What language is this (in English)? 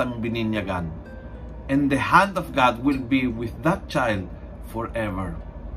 Filipino